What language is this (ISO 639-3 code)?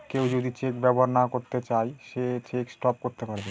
ben